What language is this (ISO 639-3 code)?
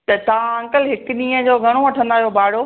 snd